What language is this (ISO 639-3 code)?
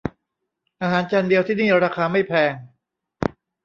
tha